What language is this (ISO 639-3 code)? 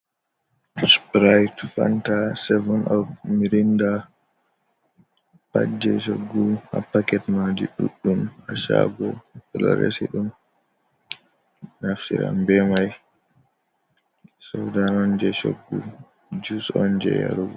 ful